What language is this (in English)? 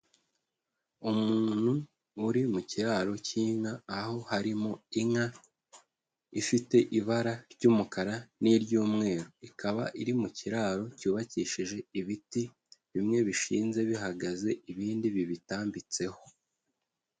Kinyarwanda